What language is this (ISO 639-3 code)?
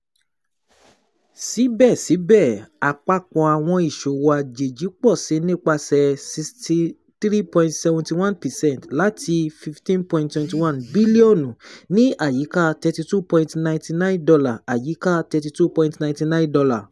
yor